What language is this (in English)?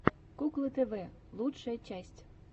Russian